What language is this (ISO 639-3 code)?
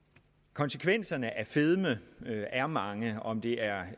dan